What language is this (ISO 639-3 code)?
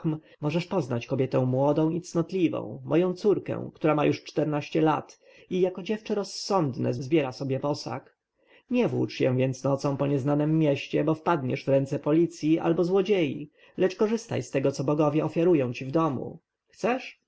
pol